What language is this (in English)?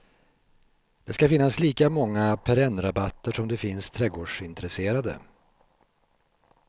Swedish